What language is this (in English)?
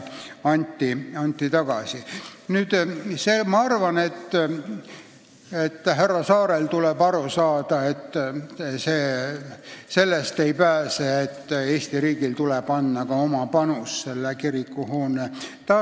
Estonian